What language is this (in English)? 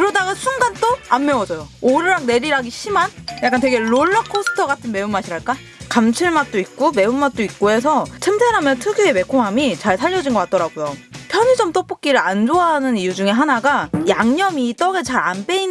Korean